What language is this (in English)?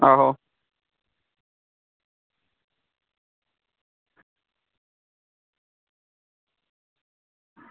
Dogri